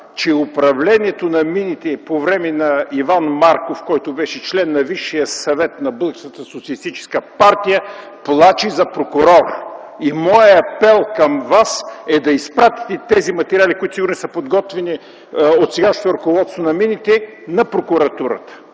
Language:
Bulgarian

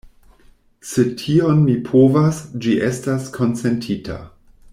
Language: Esperanto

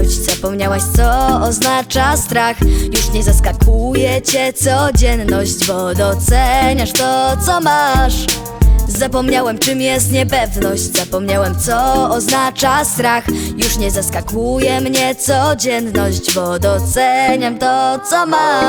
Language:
Polish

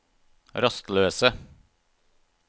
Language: Norwegian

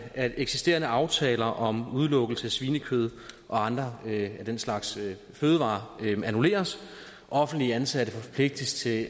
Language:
Danish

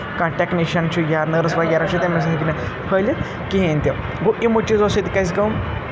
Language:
Kashmiri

